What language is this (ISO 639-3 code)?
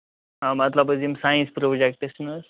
kas